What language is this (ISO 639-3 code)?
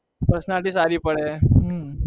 guj